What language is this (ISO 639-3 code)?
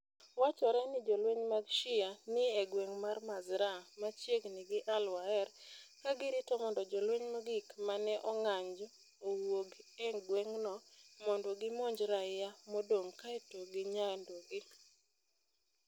luo